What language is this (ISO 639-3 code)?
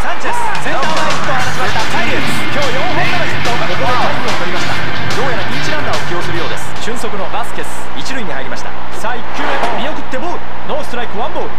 jpn